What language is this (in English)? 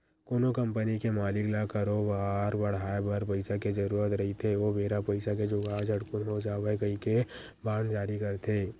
Chhattisgarhi